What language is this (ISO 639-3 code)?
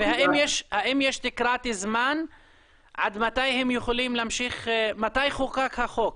heb